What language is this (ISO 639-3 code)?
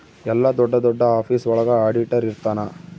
kan